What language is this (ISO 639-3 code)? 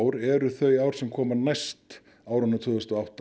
isl